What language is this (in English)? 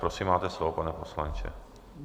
Czech